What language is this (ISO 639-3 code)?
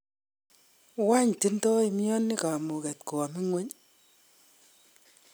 kln